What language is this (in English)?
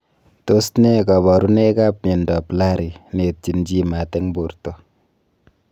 Kalenjin